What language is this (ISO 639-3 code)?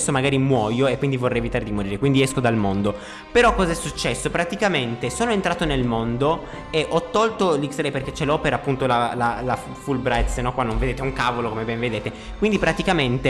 ita